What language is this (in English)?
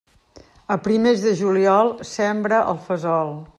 Catalan